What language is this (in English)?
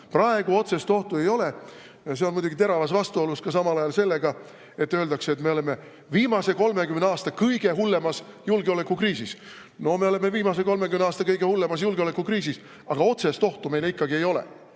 Estonian